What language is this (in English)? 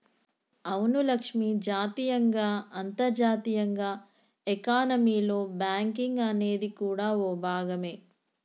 Telugu